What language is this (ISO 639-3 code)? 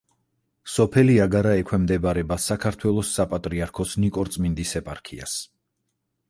kat